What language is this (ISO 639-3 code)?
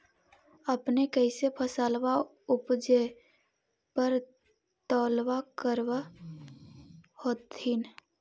mag